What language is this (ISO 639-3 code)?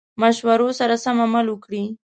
pus